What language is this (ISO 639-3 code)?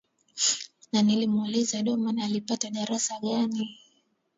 swa